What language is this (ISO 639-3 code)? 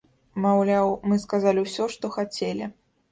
bel